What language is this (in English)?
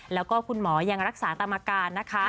Thai